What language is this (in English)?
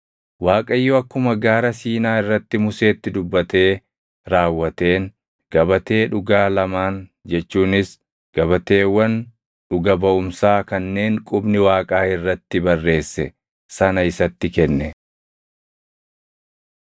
Oromo